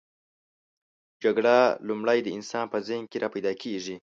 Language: Pashto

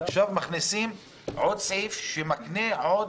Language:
Hebrew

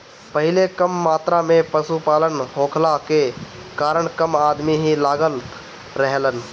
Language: Bhojpuri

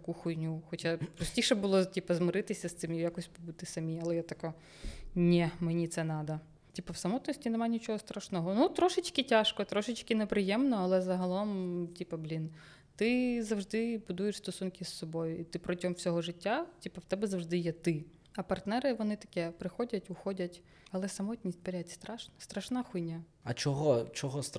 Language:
Ukrainian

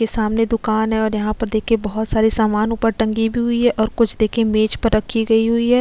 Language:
Hindi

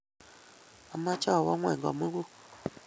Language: Kalenjin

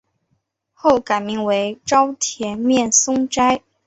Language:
Chinese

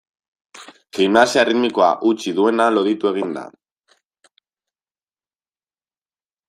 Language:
Basque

